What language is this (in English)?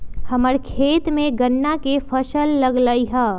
Magahi